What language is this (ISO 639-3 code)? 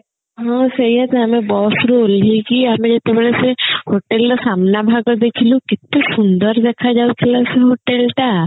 ori